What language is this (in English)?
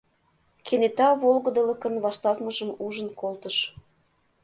Mari